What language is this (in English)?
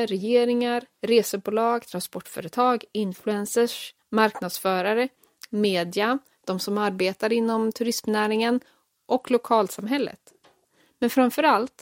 Swedish